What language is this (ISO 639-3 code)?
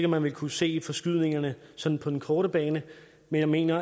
dan